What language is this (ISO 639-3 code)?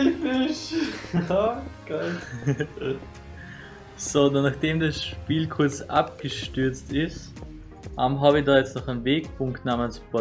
deu